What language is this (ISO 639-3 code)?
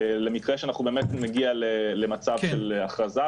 heb